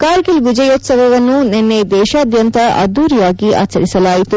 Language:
Kannada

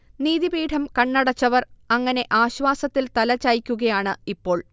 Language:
Malayalam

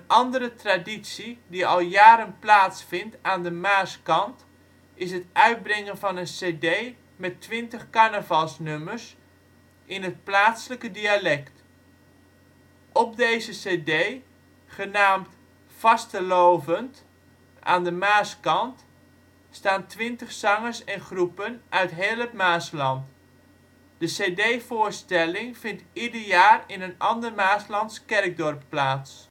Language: Dutch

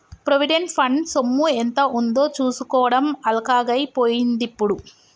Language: Telugu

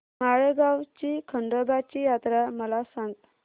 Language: Marathi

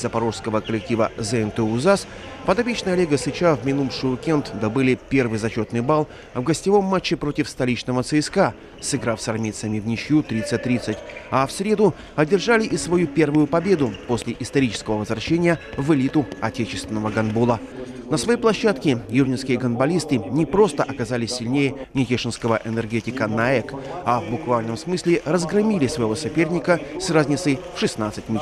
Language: Russian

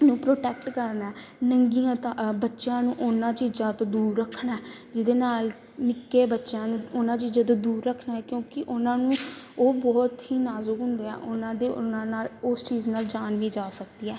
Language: Punjabi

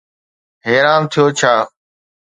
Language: Sindhi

